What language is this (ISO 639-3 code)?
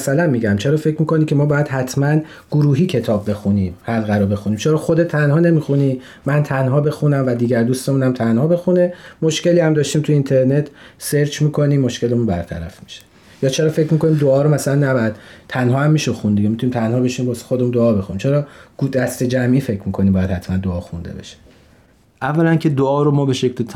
fas